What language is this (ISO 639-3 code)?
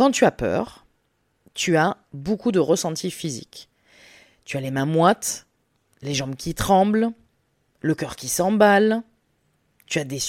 fra